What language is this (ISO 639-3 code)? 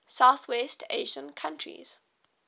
eng